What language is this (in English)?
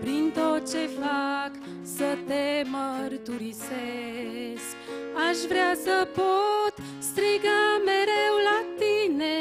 Romanian